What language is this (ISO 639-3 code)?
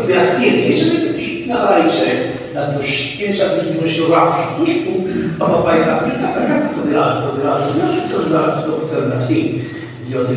ell